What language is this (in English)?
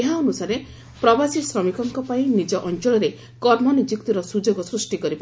Odia